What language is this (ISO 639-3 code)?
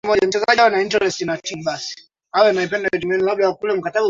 swa